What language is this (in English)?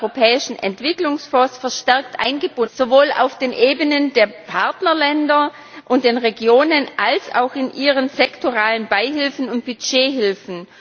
German